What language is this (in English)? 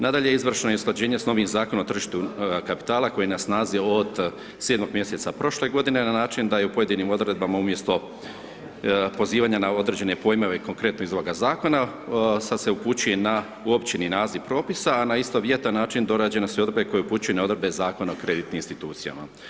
Croatian